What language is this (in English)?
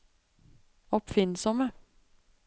Norwegian